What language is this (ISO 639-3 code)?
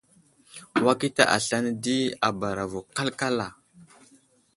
udl